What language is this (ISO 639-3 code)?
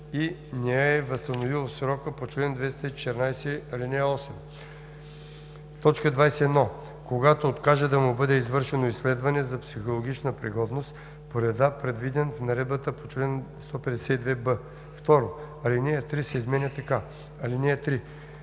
bul